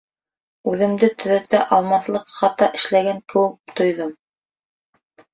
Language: Bashkir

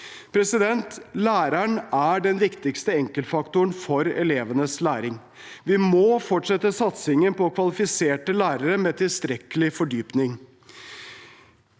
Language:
Norwegian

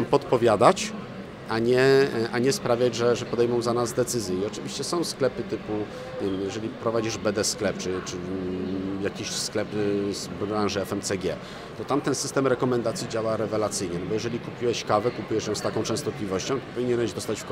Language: Polish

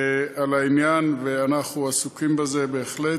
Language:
Hebrew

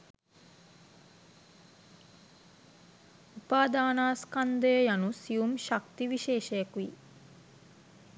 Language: Sinhala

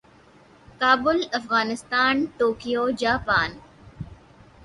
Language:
Urdu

